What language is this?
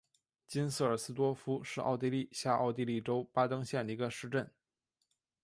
Chinese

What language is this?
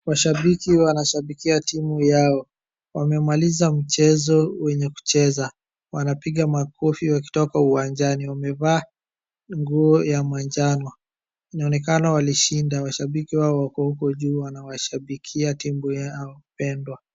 Swahili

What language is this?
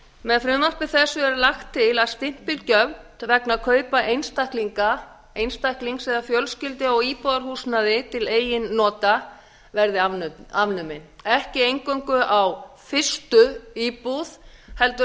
Icelandic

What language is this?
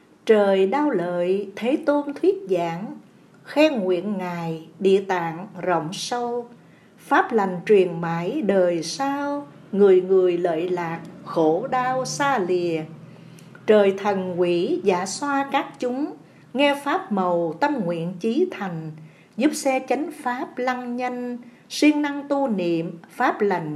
Vietnamese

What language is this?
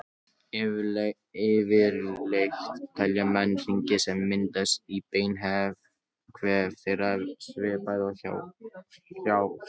Icelandic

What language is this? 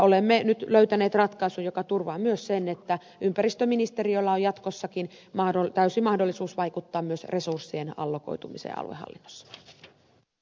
Finnish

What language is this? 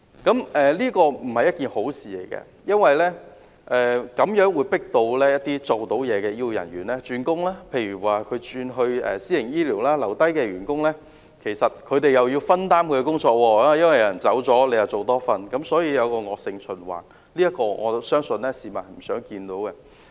Cantonese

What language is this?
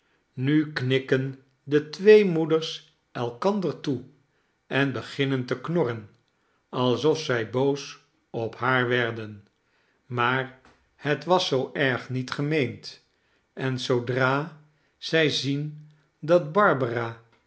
Dutch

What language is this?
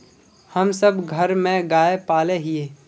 Magahi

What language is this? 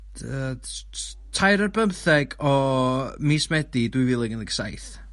Welsh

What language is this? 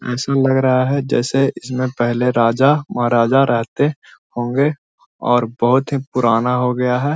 Magahi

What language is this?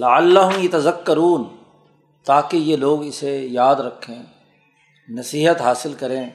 Urdu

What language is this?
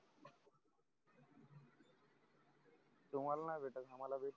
Marathi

